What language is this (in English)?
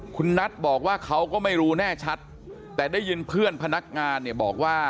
Thai